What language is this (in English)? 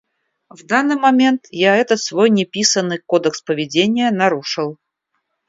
Russian